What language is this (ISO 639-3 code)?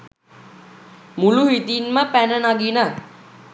sin